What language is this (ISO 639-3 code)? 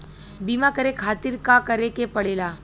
bho